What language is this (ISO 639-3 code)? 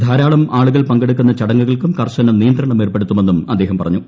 mal